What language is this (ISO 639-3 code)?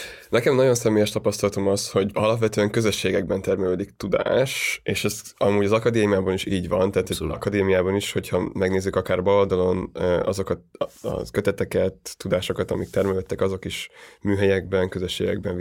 hun